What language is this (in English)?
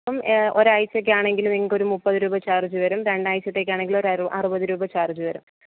Malayalam